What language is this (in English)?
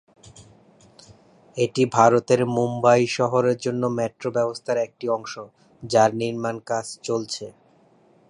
Bangla